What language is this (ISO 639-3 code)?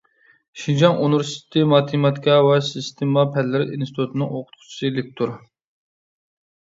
uig